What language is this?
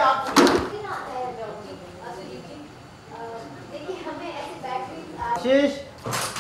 Hindi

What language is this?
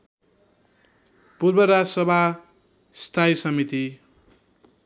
Nepali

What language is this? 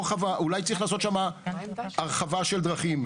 Hebrew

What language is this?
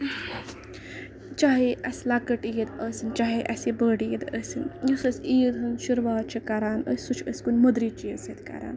Kashmiri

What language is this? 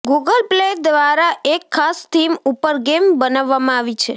Gujarati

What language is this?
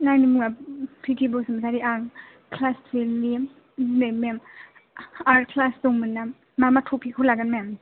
Bodo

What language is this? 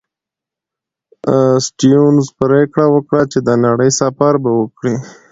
Pashto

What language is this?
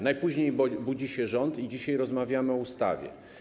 Polish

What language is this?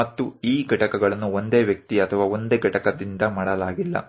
Gujarati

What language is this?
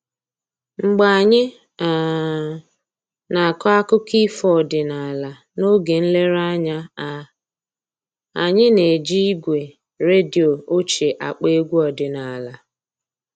Igbo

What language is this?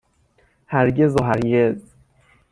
Persian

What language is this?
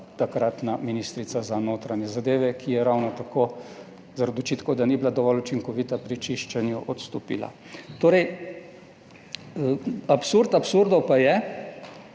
Slovenian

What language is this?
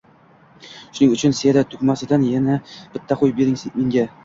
Uzbek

